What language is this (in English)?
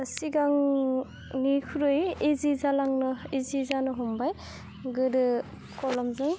Bodo